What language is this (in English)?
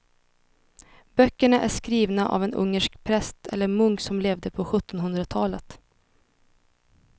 Swedish